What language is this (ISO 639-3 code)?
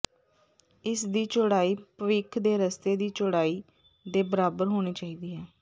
pan